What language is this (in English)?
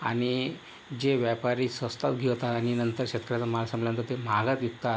Marathi